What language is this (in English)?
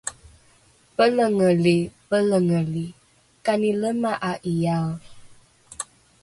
Rukai